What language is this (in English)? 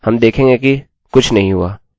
Hindi